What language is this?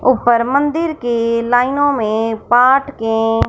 Hindi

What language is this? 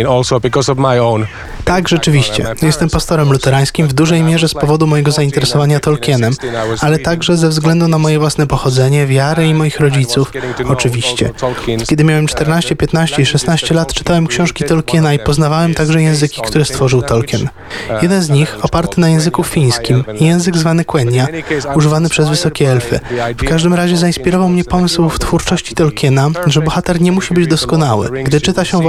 Polish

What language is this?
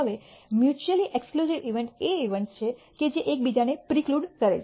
Gujarati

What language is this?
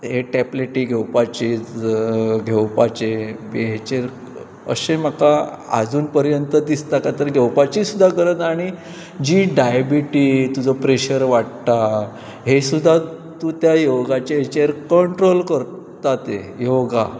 Konkani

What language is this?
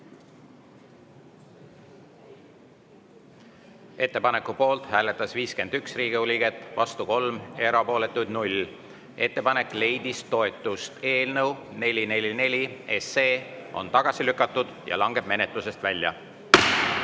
Estonian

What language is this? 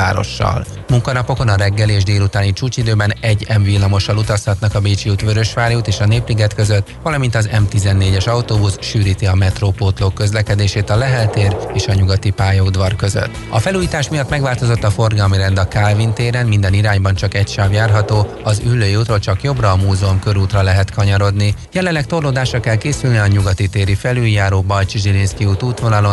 Hungarian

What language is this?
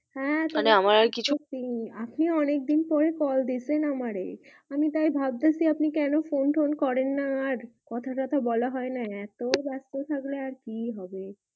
Bangla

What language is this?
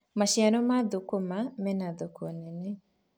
Kikuyu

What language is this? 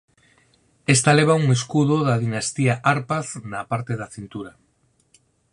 Galician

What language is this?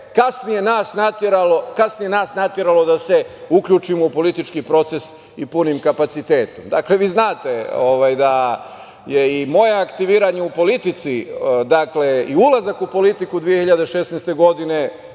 Serbian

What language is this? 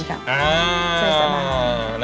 Thai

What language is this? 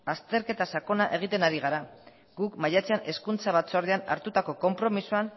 Basque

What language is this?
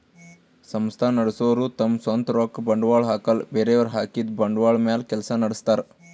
Kannada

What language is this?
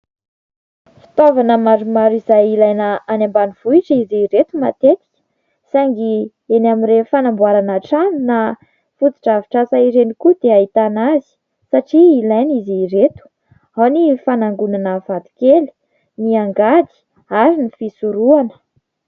Malagasy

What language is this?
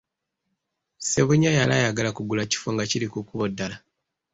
Ganda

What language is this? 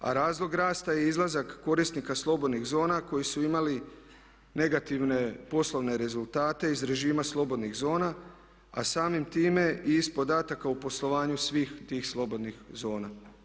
Croatian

